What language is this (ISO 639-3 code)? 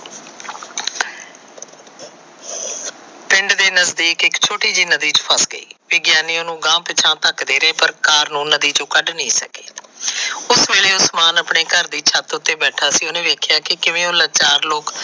pan